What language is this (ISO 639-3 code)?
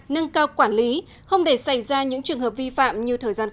vie